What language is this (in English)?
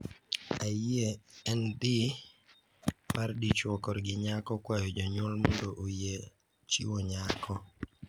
Luo (Kenya and Tanzania)